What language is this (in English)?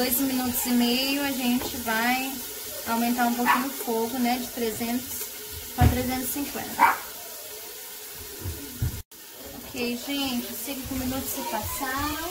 Portuguese